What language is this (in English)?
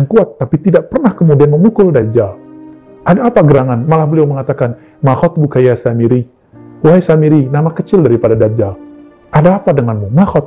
Indonesian